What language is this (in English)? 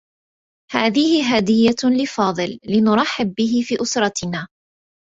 Arabic